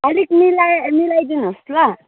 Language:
Nepali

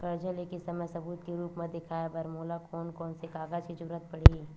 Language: Chhattisgarhi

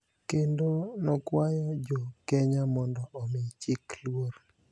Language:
Luo (Kenya and Tanzania)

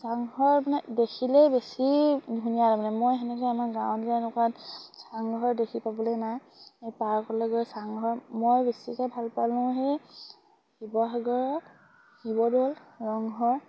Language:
Assamese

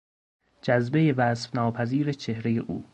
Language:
Persian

